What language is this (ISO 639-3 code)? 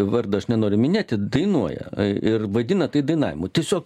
lit